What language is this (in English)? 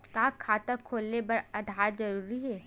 Chhattisgarhi